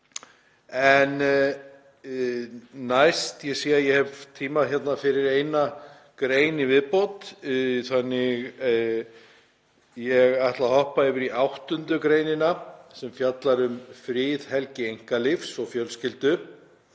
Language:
Icelandic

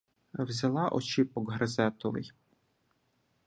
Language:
Ukrainian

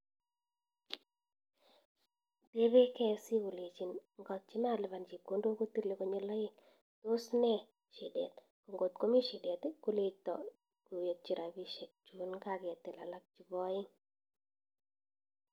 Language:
Kalenjin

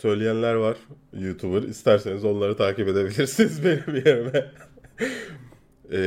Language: Turkish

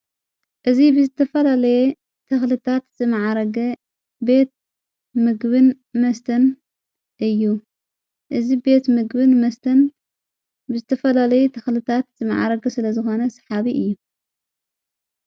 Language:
Tigrinya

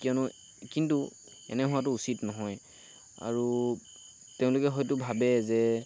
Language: Assamese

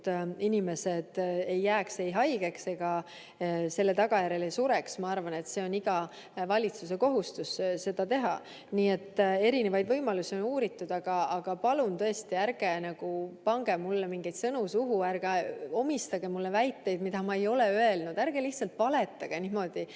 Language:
Estonian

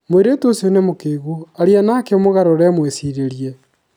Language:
Kikuyu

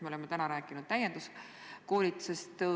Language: Estonian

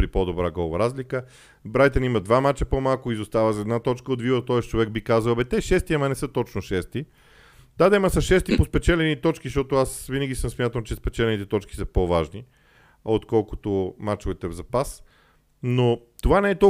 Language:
Bulgarian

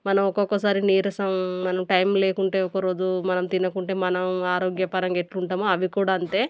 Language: Telugu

